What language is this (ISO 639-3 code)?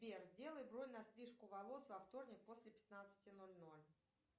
rus